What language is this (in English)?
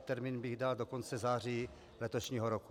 Czech